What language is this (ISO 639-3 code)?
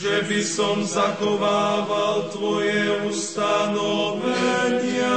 slk